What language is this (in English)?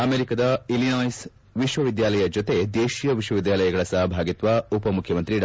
Kannada